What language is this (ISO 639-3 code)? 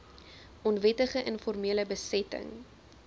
afr